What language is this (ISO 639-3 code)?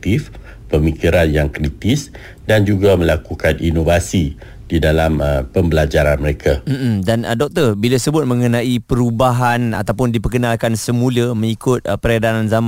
msa